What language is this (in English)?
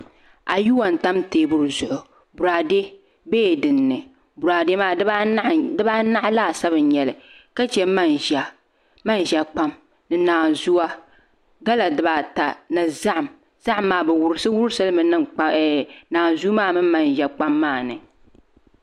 Dagbani